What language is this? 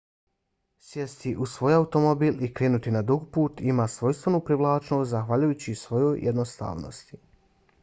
Bosnian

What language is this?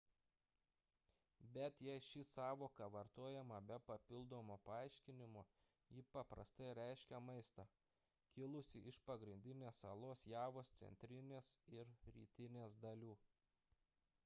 Lithuanian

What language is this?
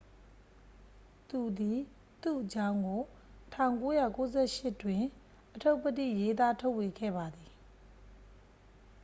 Burmese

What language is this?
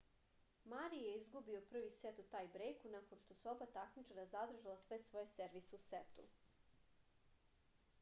Serbian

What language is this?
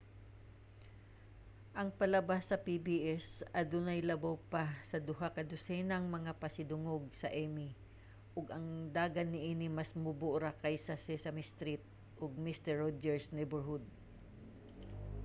Cebuano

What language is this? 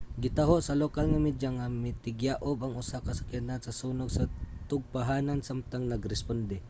Cebuano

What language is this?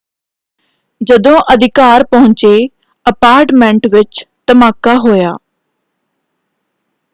Punjabi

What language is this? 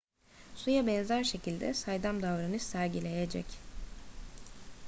Turkish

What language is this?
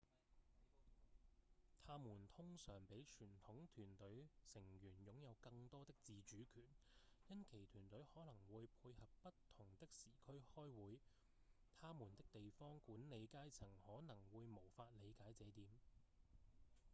Cantonese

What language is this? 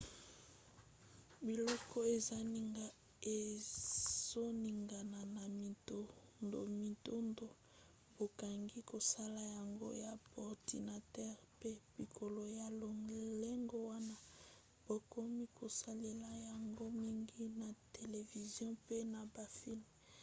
Lingala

